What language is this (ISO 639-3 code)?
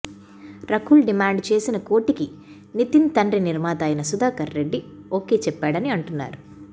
tel